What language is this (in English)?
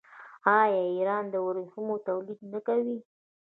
Pashto